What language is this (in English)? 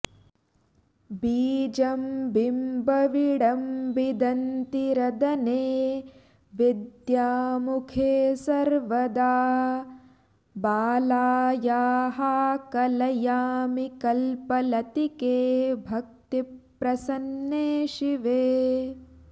Sanskrit